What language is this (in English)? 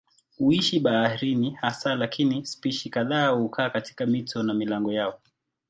Swahili